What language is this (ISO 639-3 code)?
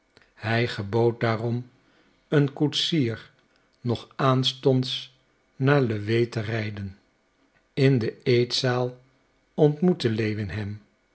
nld